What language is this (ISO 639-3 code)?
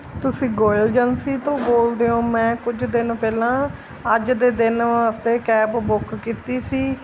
pan